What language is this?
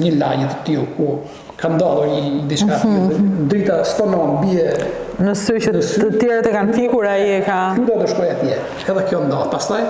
Romanian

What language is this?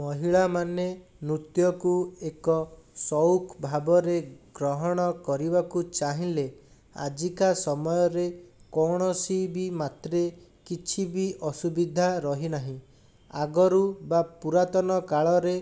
Odia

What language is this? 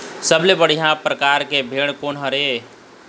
Chhattisgarhi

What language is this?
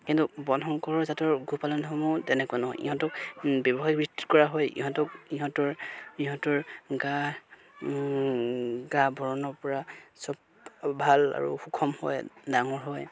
Assamese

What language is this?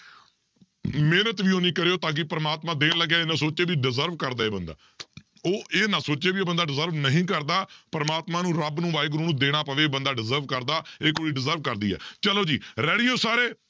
Punjabi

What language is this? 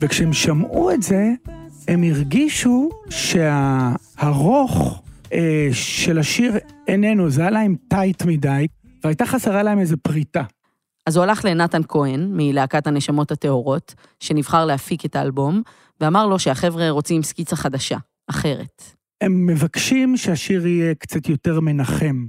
Hebrew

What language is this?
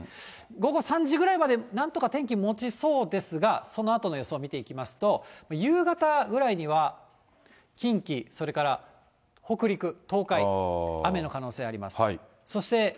Japanese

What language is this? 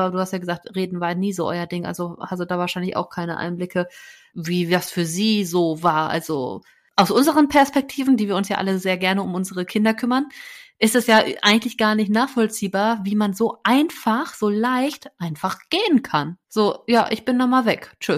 German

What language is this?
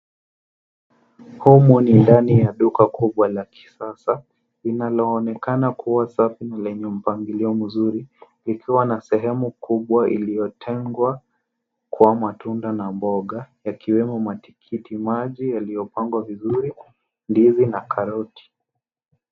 Swahili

